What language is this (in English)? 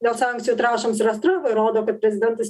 Lithuanian